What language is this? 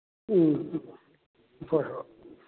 Manipuri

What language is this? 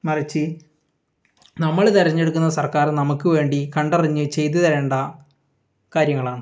Malayalam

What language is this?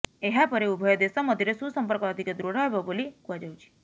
Odia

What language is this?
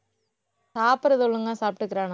Tamil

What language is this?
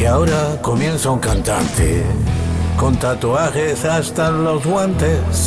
Spanish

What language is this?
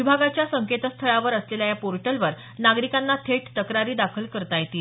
Marathi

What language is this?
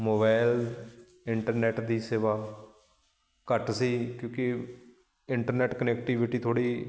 Punjabi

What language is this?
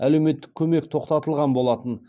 Kazakh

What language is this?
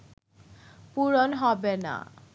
Bangla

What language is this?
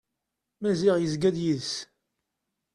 Kabyle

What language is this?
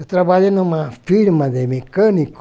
Portuguese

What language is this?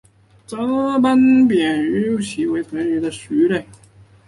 Chinese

